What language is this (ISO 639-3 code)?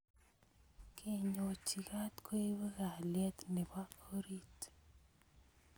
kln